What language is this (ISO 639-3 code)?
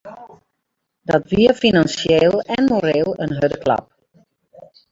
fry